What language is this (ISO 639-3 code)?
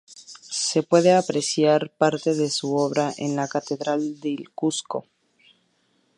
spa